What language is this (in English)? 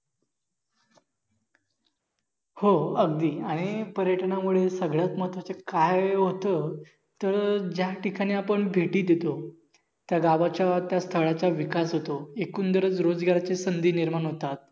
Marathi